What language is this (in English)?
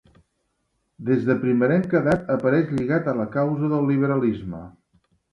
Catalan